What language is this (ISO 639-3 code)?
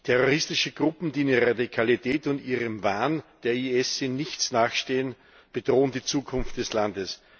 deu